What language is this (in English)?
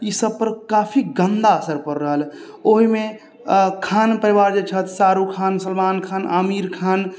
Maithili